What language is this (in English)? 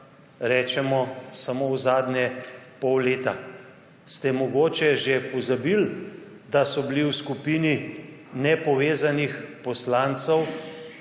Slovenian